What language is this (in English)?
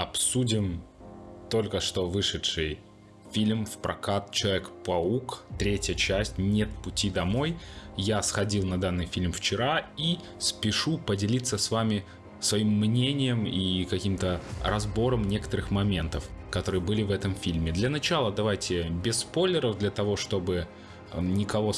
Russian